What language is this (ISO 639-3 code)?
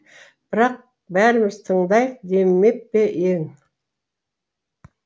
kaz